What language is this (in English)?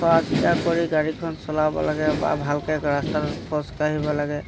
Assamese